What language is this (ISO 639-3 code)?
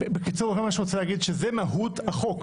heb